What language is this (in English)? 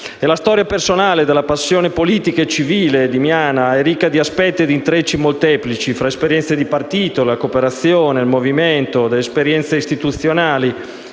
Italian